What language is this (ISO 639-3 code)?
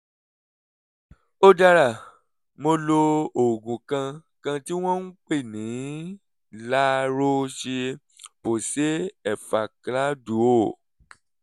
yor